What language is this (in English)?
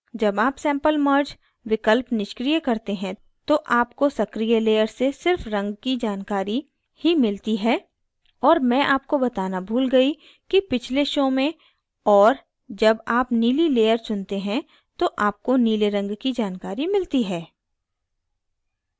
Hindi